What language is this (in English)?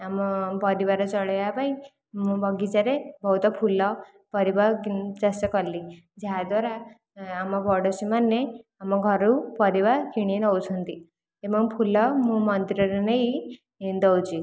Odia